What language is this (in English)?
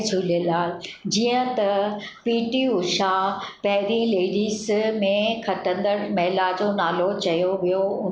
Sindhi